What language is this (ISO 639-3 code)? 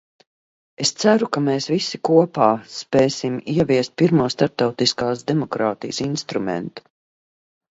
lav